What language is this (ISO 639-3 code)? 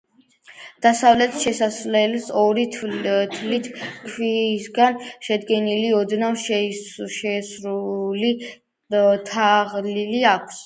kat